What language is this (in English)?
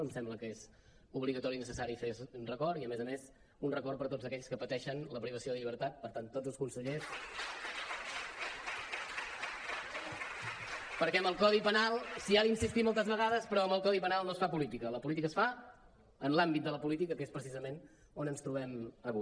Catalan